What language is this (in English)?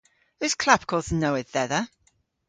Cornish